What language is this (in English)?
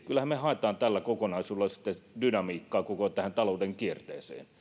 Finnish